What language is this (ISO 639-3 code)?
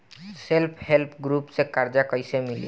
bho